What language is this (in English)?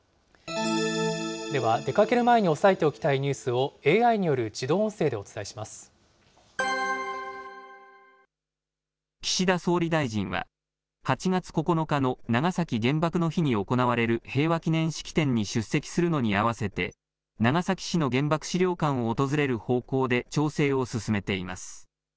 Japanese